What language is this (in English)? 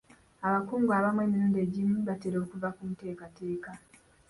Ganda